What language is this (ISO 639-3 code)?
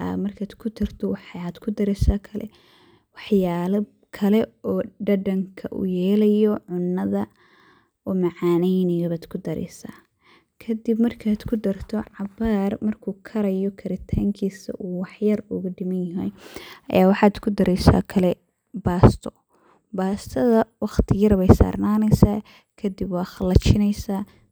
som